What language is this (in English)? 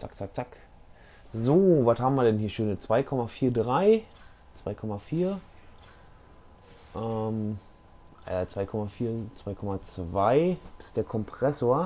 German